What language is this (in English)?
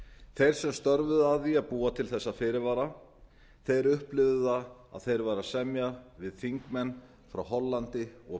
Icelandic